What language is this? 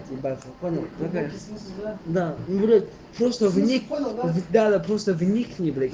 Russian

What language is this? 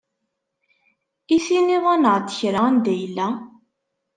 Kabyle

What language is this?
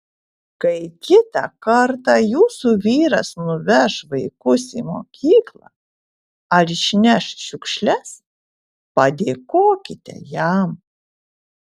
Lithuanian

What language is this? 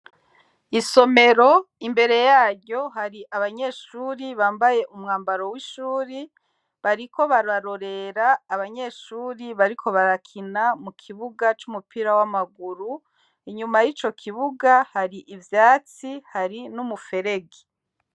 Rundi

